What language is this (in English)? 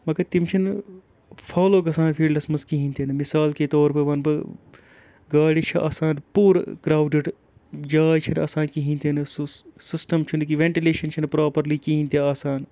Kashmiri